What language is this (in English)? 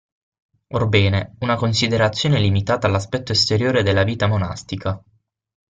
Italian